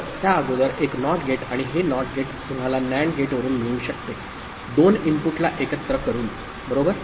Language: Marathi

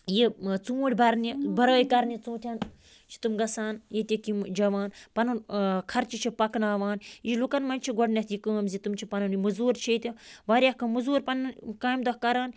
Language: Kashmiri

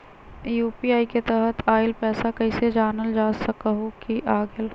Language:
Magahi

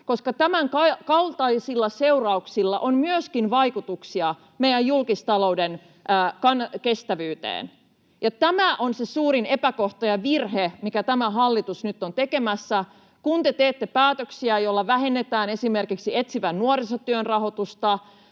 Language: Finnish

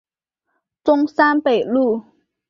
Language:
Chinese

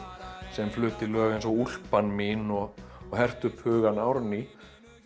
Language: Icelandic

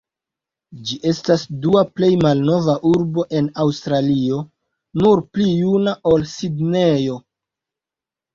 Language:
Esperanto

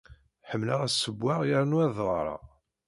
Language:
Kabyle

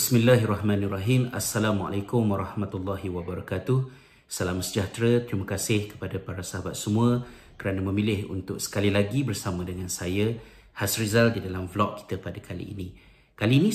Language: Malay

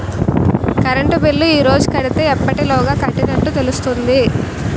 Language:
Telugu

